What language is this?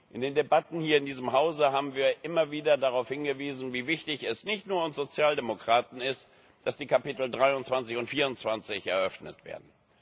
German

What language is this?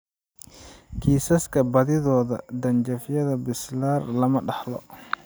Somali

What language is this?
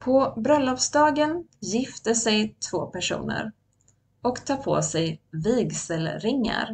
Swedish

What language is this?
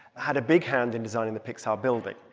English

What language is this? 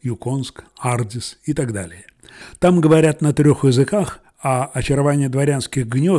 Russian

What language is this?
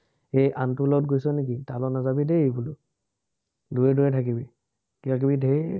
Assamese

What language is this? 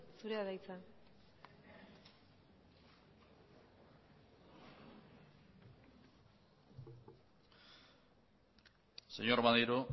Basque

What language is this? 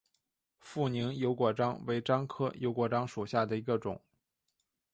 Chinese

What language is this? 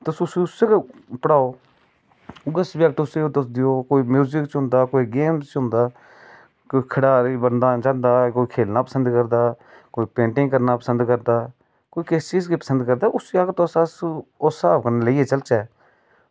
Dogri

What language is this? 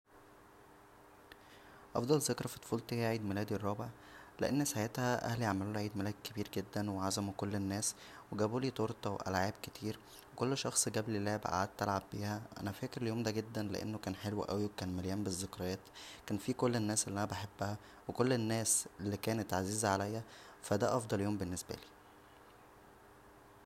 Egyptian Arabic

